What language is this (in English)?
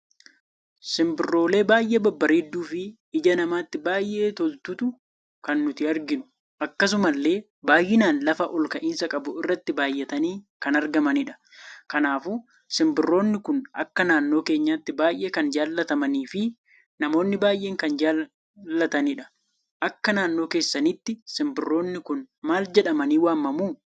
Oromo